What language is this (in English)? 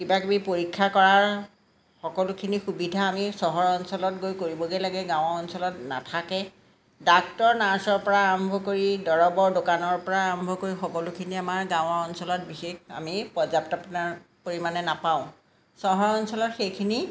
Assamese